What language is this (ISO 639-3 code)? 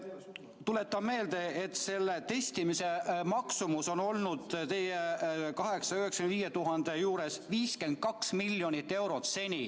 est